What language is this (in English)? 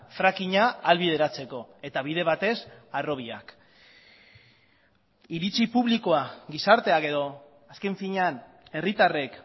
Basque